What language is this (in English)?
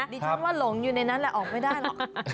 Thai